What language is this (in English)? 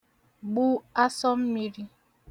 Igbo